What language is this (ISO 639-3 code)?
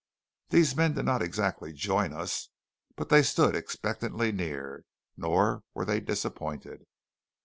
eng